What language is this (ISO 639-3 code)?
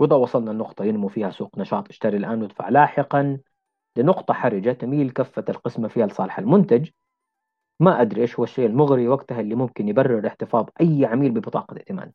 ara